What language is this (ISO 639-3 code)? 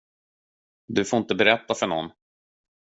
swe